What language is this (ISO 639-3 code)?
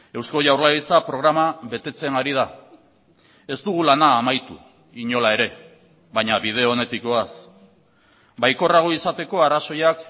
eus